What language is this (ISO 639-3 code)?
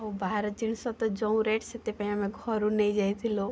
ori